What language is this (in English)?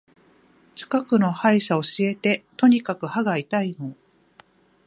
Japanese